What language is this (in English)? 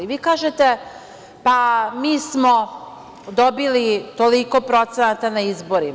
Serbian